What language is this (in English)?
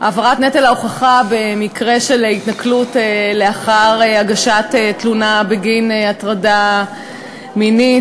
Hebrew